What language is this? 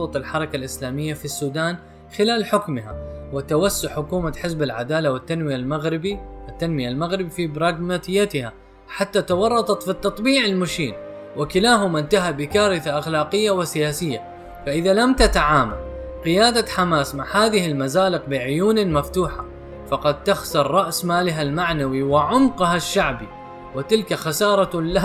Arabic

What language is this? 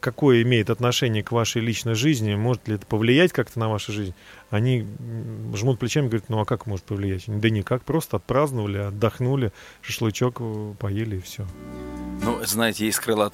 Russian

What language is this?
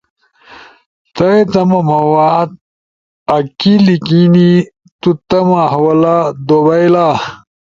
Ushojo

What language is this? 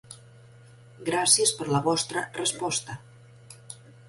Catalan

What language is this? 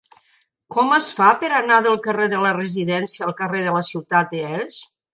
Catalan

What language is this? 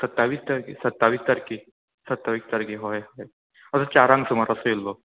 Konkani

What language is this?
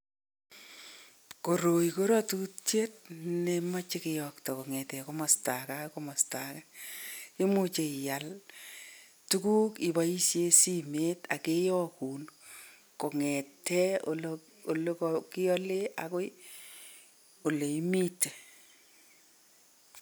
Kalenjin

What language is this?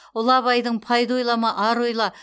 Kazakh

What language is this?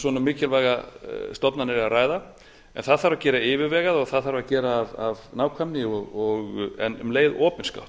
Icelandic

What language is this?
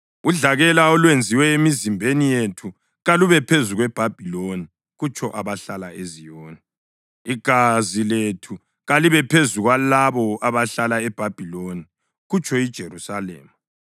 North Ndebele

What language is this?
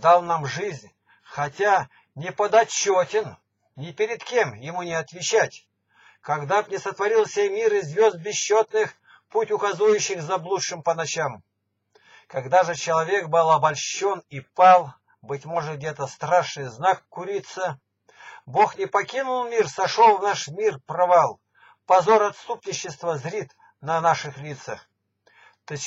Russian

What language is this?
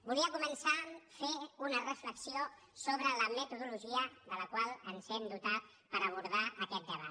Catalan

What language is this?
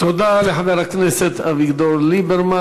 Hebrew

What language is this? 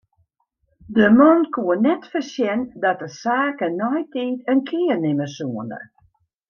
Western Frisian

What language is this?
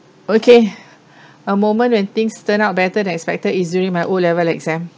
English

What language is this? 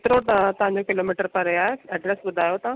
Sindhi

